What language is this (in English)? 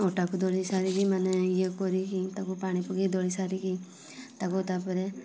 Odia